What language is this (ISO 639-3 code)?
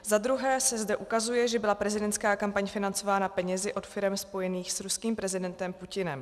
ces